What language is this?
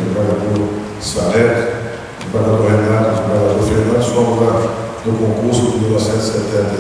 Portuguese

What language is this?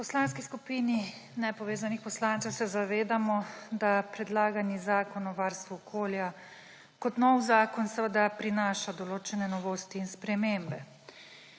Slovenian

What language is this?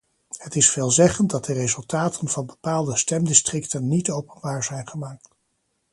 Dutch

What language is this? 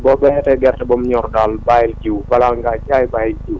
Wolof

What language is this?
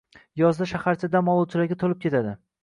Uzbek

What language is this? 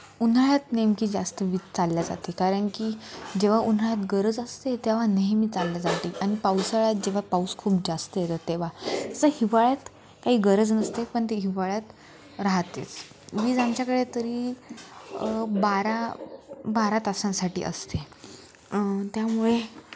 Marathi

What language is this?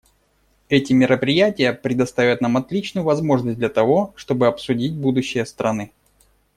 Russian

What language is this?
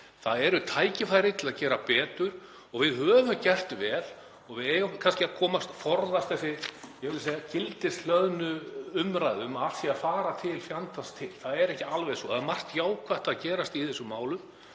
Icelandic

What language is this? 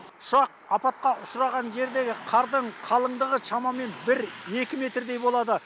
Kazakh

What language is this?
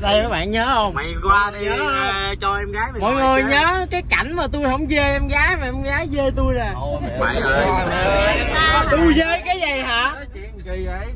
Vietnamese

